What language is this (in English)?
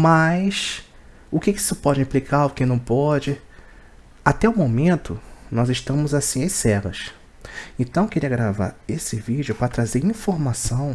Portuguese